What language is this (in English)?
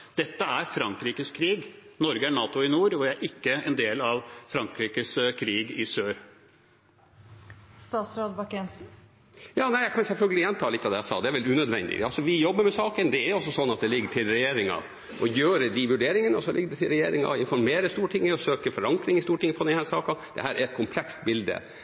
Norwegian Bokmål